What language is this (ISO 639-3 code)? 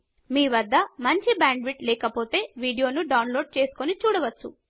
tel